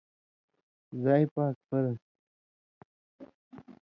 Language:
Indus Kohistani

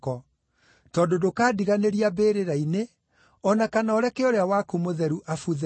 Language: Kikuyu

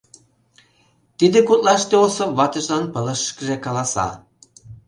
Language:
Mari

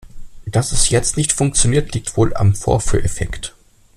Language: German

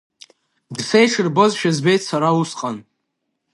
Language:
Abkhazian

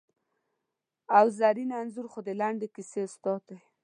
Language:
Pashto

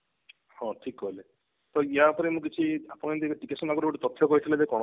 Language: Odia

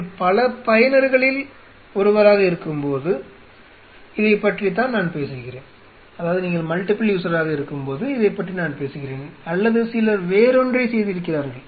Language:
Tamil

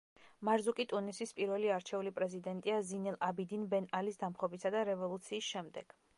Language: Georgian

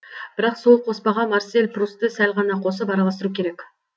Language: Kazakh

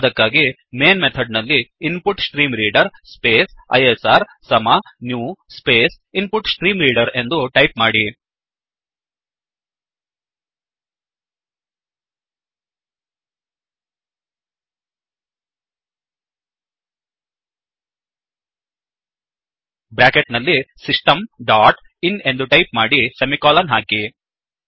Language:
Kannada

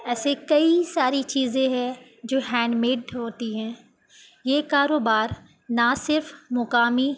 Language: Urdu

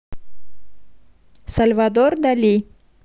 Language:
Russian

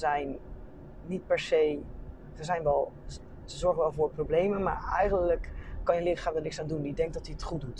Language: Dutch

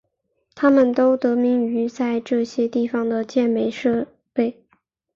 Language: Chinese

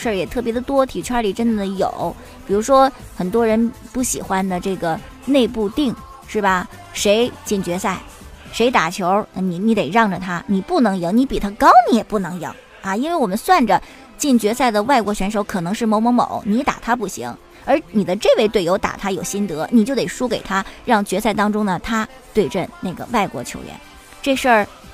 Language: Chinese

